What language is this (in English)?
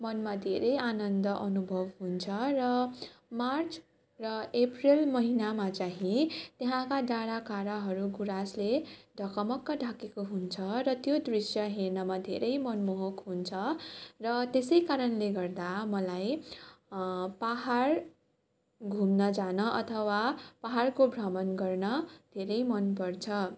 Nepali